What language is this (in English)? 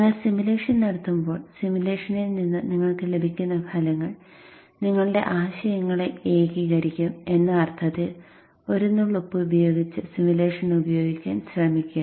Malayalam